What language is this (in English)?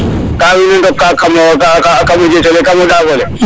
Serer